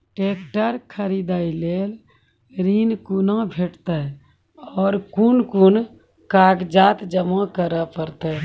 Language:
Maithili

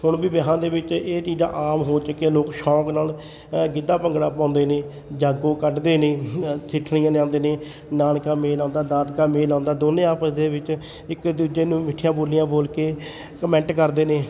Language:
Punjabi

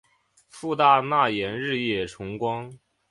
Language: Chinese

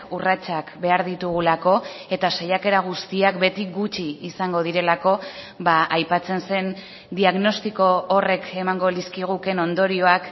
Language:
Basque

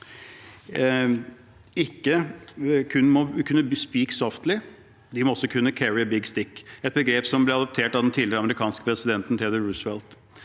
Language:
Norwegian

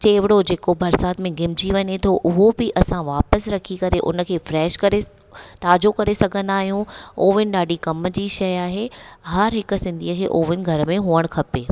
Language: Sindhi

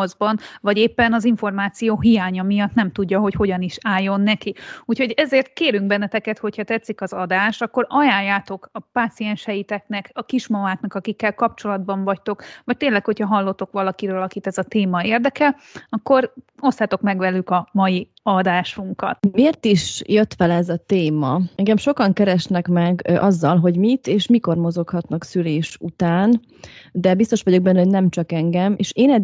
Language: Hungarian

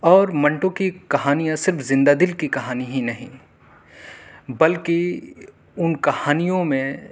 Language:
Urdu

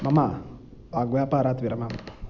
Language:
Sanskrit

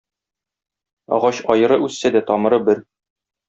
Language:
Tatar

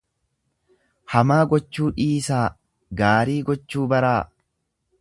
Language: Oromo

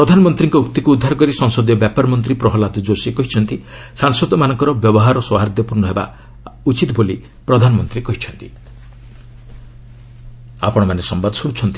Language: Odia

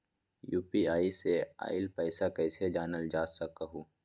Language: Magahi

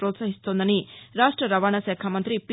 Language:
Telugu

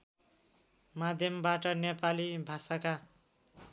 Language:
Nepali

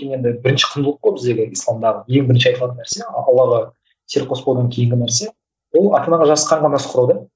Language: Kazakh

